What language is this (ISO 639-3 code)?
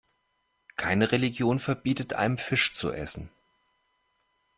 deu